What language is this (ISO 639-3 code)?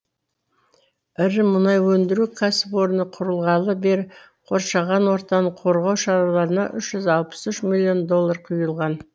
kaz